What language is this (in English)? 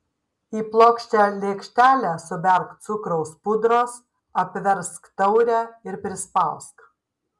Lithuanian